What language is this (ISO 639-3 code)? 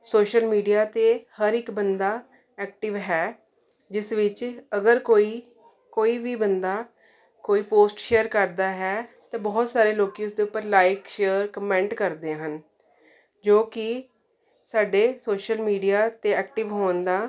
pan